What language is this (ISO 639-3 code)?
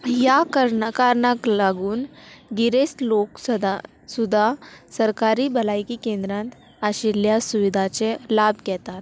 kok